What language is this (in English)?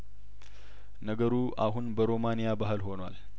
Amharic